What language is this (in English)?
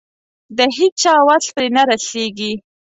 Pashto